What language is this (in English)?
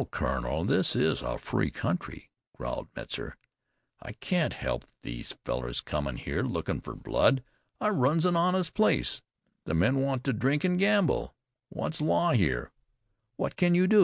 English